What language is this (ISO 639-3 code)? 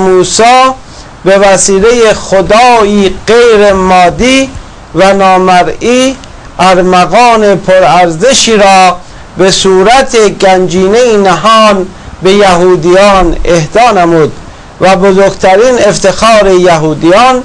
fas